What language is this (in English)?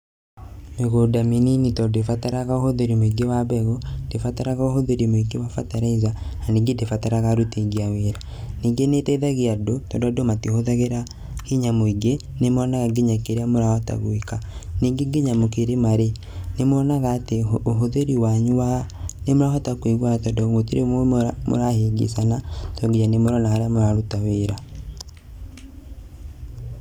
Kikuyu